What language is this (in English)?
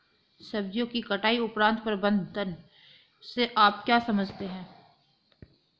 Hindi